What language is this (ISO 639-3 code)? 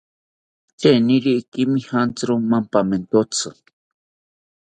cpy